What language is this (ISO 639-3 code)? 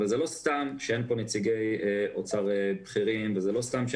heb